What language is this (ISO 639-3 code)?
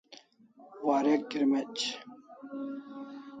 kls